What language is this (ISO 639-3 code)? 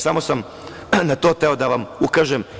srp